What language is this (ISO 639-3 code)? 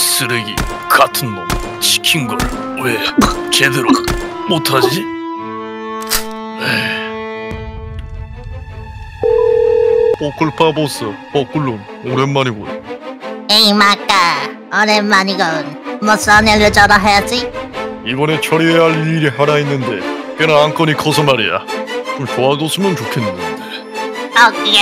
kor